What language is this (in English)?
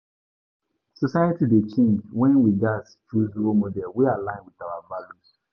Nigerian Pidgin